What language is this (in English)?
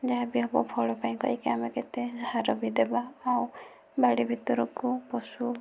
Odia